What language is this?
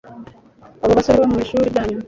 Kinyarwanda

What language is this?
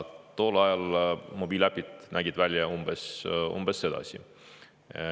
Estonian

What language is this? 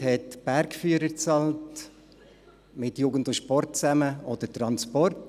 Swiss German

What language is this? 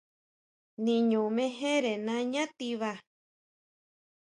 Huautla Mazatec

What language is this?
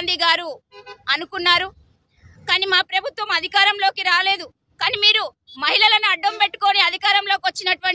Telugu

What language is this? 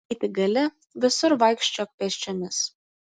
Lithuanian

